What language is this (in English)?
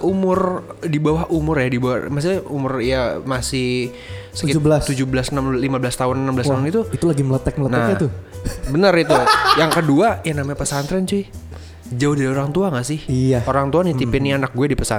Indonesian